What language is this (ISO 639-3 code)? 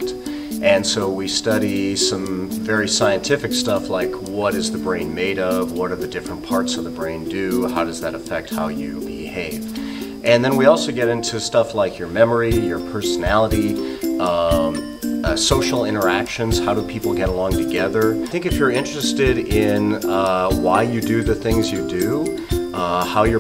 eng